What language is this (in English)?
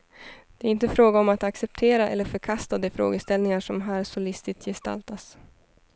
Swedish